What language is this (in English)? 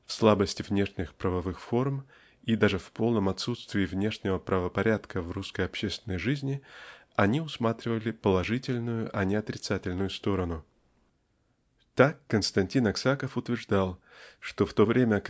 Russian